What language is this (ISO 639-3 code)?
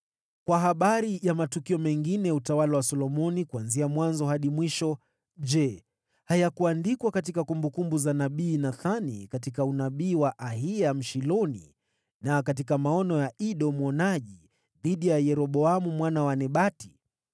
swa